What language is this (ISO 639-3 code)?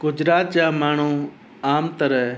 snd